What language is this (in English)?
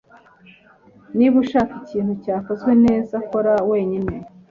Kinyarwanda